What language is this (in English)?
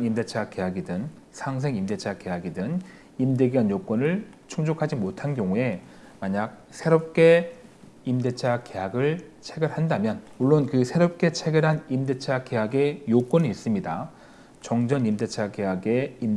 Korean